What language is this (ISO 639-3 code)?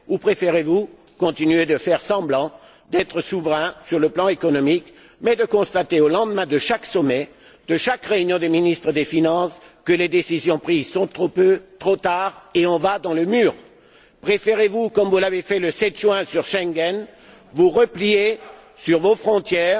fra